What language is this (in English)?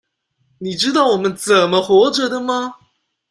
Chinese